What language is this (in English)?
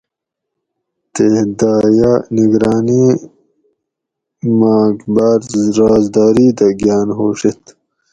Gawri